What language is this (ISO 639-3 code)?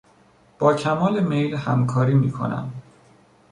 fas